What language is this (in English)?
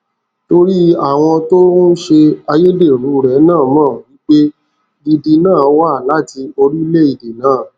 Yoruba